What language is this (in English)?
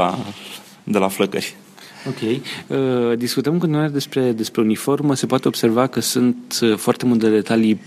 Romanian